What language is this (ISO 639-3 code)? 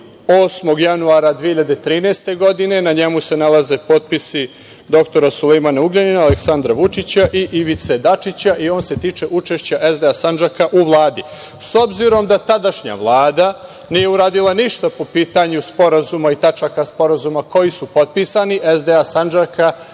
srp